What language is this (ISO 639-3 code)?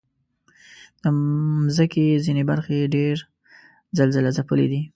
pus